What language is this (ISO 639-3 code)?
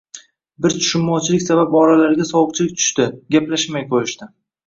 uzb